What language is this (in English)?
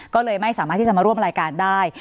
Thai